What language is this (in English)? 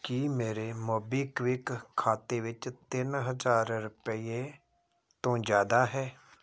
Punjabi